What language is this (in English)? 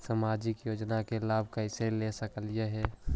Magahi